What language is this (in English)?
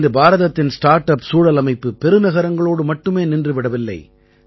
Tamil